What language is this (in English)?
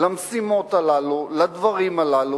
Hebrew